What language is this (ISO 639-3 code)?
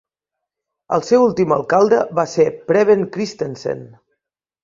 cat